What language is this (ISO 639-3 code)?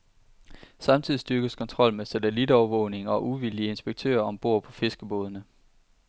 dan